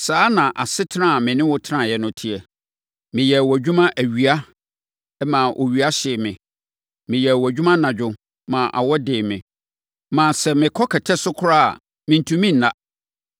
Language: Akan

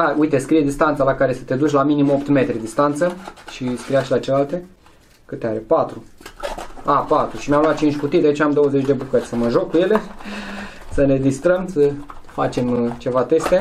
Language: Romanian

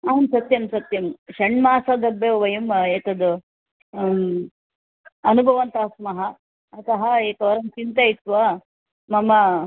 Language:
Sanskrit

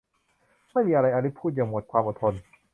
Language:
Thai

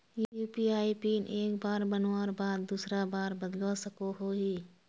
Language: Magahi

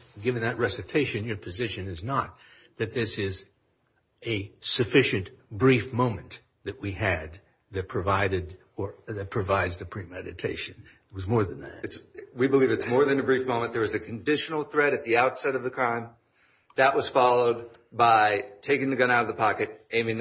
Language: English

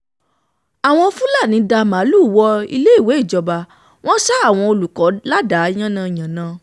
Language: Yoruba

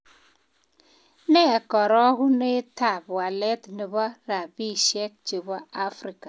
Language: Kalenjin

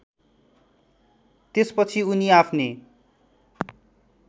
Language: Nepali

